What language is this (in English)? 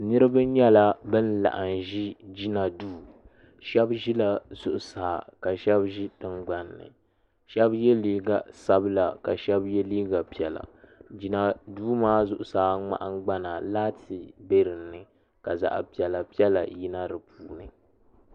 Dagbani